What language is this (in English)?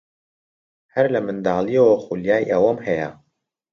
Central Kurdish